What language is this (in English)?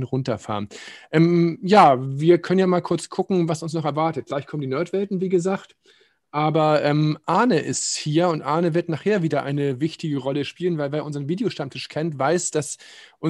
German